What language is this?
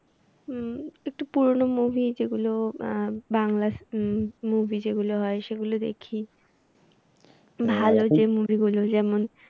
Bangla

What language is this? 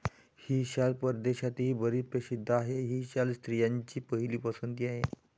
Marathi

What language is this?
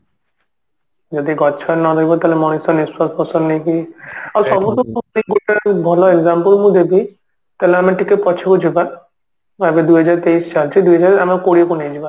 Odia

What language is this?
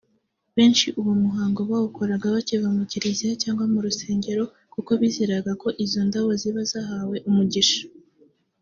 Kinyarwanda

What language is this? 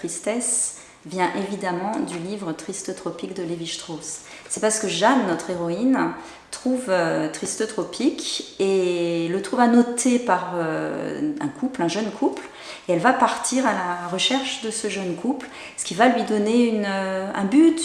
French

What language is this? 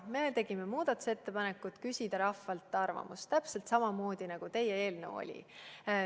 Estonian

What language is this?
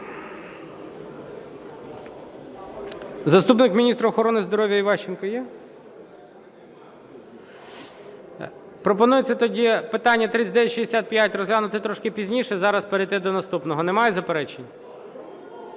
Ukrainian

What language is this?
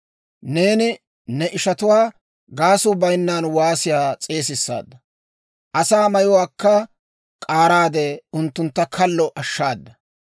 Dawro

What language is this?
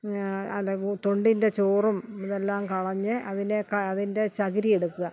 Malayalam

